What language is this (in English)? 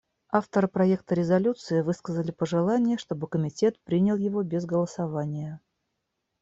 Russian